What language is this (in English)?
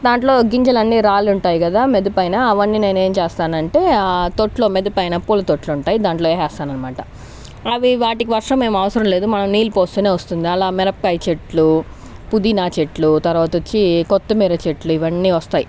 Telugu